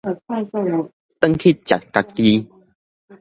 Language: Min Nan Chinese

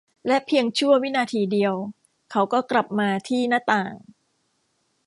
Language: Thai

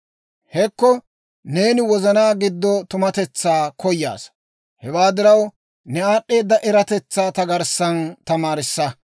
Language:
Dawro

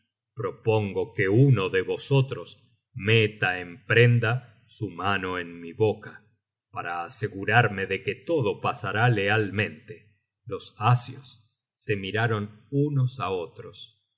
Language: Spanish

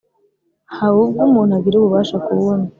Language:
Kinyarwanda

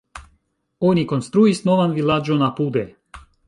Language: Esperanto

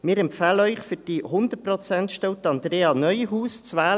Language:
Swiss German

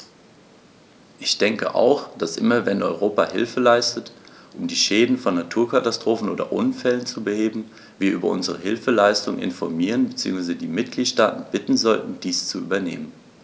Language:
German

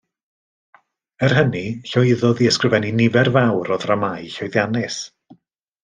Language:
Welsh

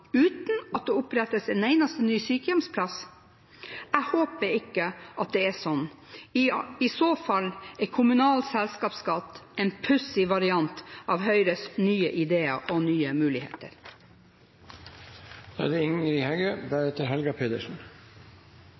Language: Norwegian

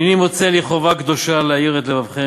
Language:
Hebrew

